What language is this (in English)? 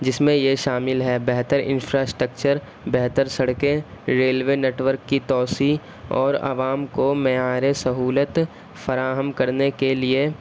Urdu